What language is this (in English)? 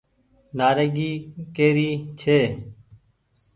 Goaria